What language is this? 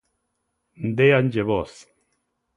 Galician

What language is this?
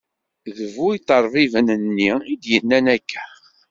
Kabyle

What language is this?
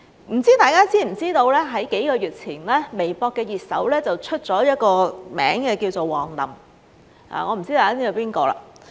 Cantonese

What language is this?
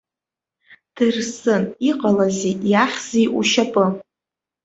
Abkhazian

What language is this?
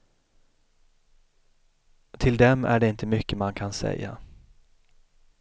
Swedish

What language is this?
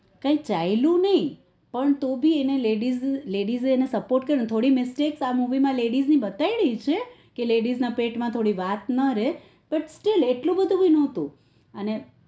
Gujarati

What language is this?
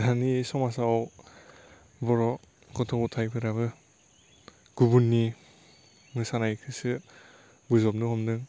Bodo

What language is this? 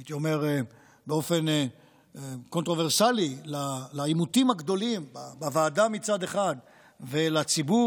Hebrew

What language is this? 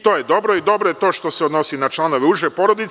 Serbian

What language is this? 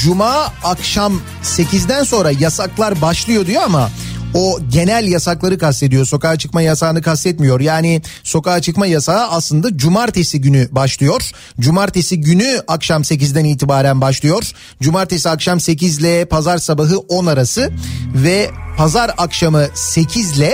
Turkish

